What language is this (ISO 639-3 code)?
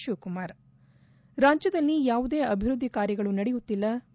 kan